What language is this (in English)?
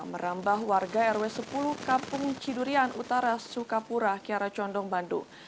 Indonesian